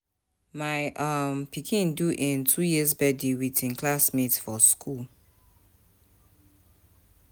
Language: Nigerian Pidgin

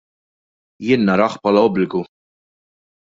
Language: Maltese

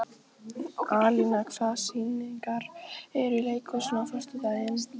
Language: Icelandic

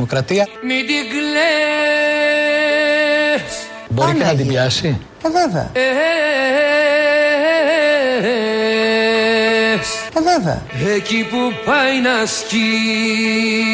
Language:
Greek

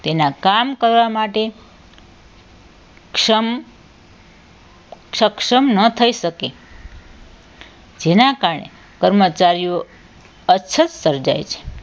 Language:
Gujarati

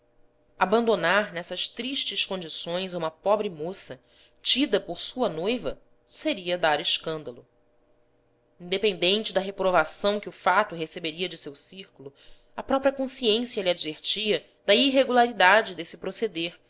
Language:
Portuguese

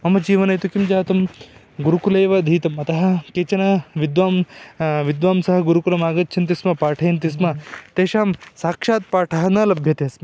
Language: Sanskrit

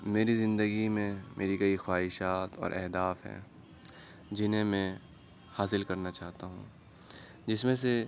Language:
Urdu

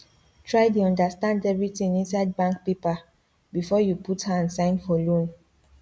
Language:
Nigerian Pidgin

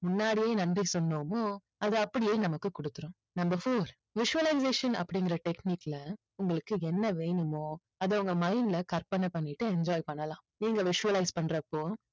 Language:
Tamil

